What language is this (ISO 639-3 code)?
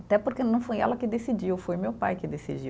por